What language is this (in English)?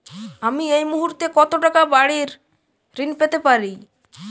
Bangla